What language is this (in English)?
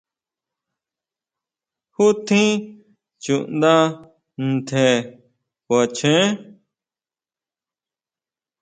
Huautla Mazatec